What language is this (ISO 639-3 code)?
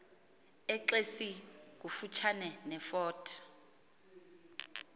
xho